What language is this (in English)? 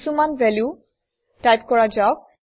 Assamese